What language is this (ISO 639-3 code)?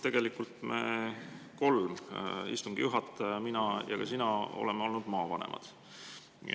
est